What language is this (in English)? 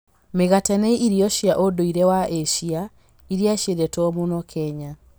Kikuyu